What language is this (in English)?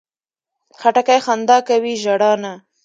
Pashto